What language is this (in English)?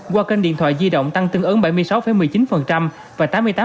Vietnamese